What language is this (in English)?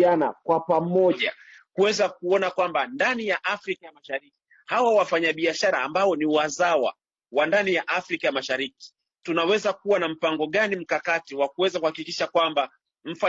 Swahili